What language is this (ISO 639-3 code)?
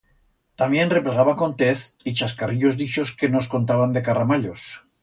arg